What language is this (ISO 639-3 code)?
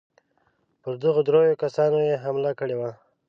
pus